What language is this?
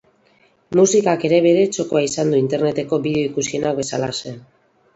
Basque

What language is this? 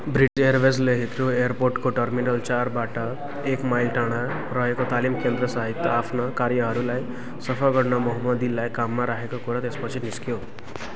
Nepali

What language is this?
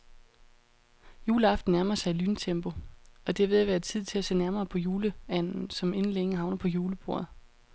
Danish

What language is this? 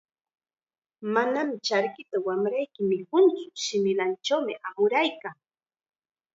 Chiquián Ancash Quechua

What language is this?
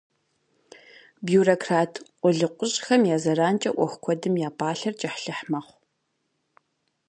Kabardian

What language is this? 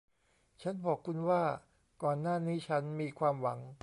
Thai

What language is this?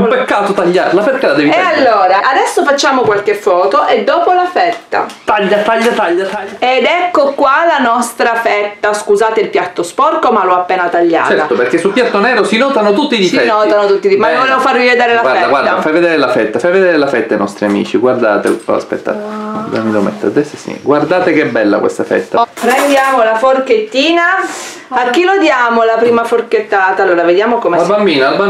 Italian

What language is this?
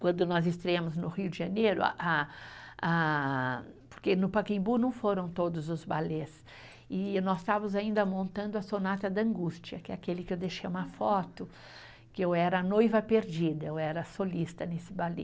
Portuguese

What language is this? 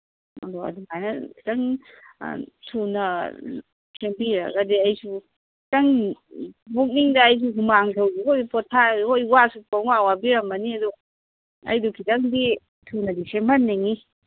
Manipuri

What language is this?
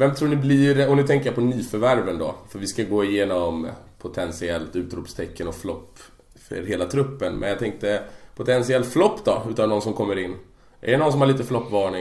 Swedish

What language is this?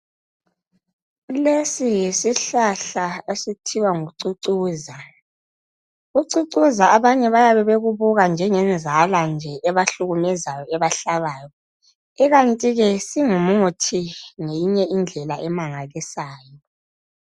North Ndebele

